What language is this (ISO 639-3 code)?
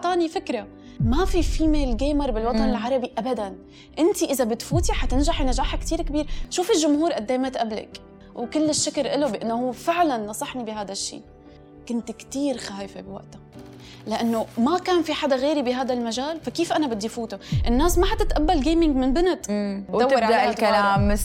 ara